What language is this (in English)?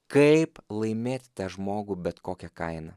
Lithuanian